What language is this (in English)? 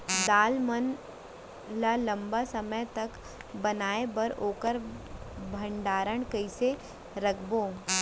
Chhattisgarhi